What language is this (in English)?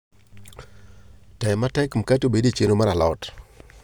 Luo (Kenya and Tanzania)